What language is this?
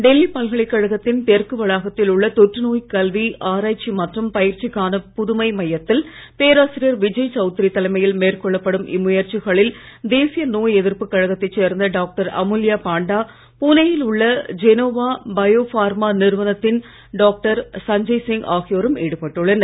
Tamil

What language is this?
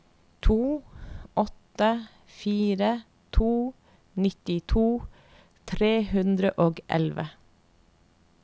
Norwegian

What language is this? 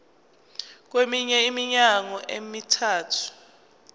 Zulu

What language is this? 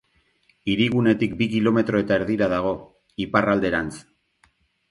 Basque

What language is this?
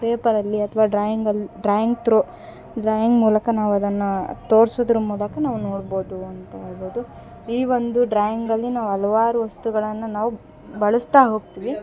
Kannada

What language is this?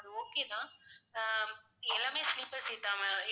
Tamil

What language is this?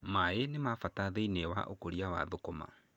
Kikuyu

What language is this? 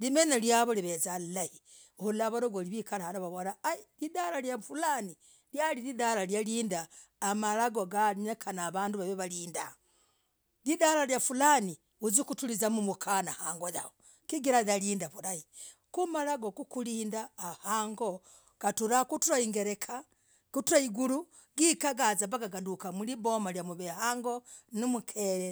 Logooli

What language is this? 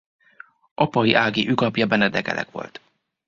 Hungarian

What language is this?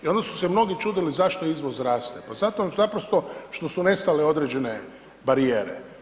Croatian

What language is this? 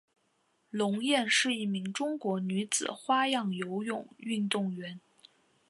Chinese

